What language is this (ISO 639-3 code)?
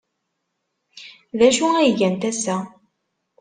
kab